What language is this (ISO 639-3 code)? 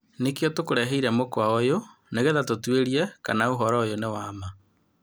kik